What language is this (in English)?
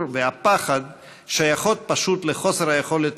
Hebrew